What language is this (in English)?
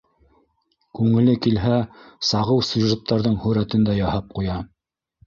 Bashkir